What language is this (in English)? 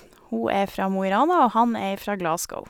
Norwegian